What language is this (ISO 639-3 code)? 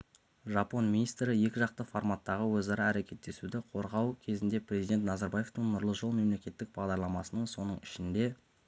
kaz